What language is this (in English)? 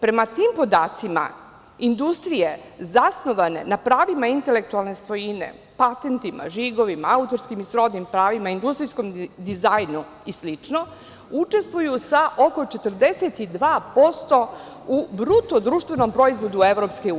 Serbian